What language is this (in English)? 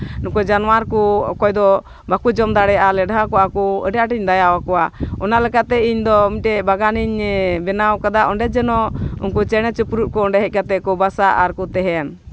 Santali